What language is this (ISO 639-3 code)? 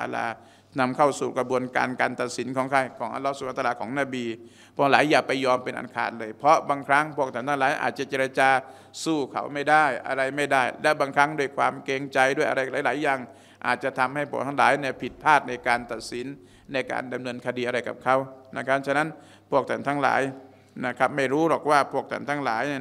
tha